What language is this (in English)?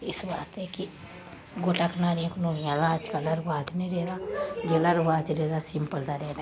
Dogri